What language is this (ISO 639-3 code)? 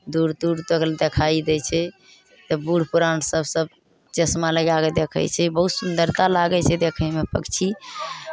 mai